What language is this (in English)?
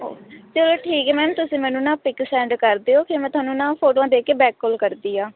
Punjabi